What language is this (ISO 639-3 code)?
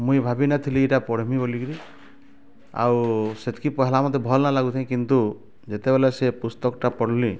ori